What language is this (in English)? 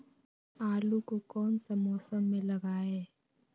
Magahi